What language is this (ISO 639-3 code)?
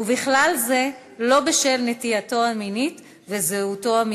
heb